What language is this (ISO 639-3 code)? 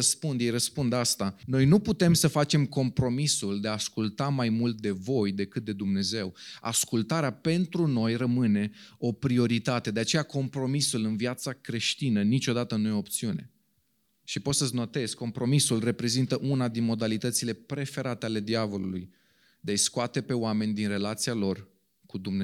ron